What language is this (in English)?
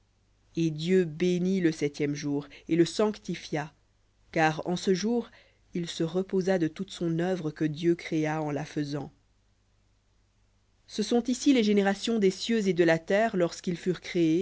French